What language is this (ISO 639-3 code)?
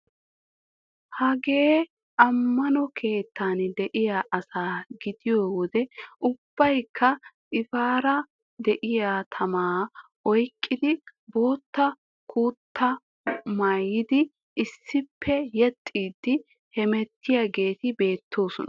wal